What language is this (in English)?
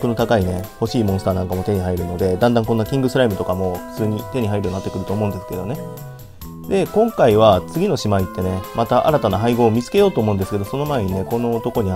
Japanese